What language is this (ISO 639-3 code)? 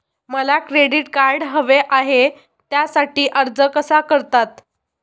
mar